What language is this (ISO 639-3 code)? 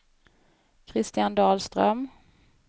swe